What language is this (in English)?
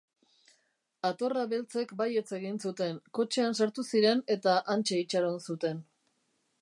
Basque